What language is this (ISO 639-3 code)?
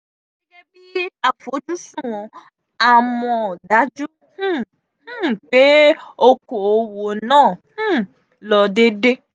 yor